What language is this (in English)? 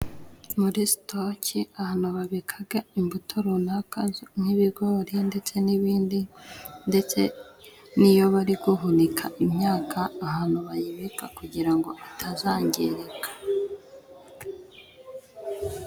Kinyarwanda